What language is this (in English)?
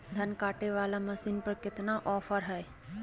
Magahi